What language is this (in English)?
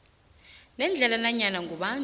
South Ndebele